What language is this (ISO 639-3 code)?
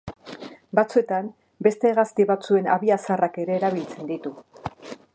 eus